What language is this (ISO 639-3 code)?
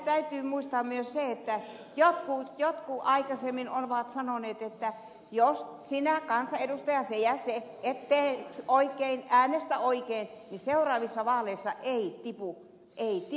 fin